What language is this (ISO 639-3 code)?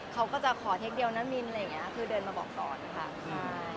tha